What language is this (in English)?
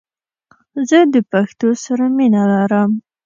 Pashto